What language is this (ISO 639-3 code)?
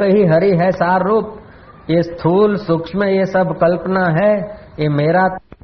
hin